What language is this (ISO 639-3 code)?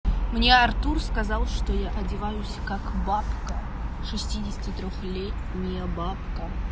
rus